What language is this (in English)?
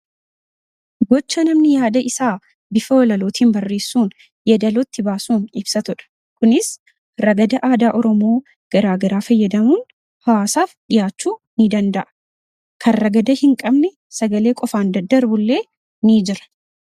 Oromo